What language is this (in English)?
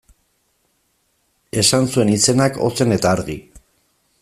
Basque